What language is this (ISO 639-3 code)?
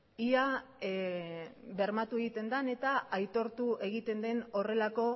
eus